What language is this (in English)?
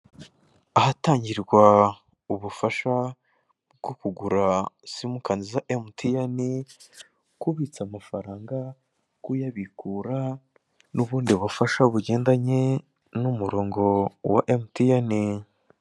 Kinyarwanda